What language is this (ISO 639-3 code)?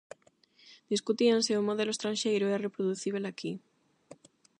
glg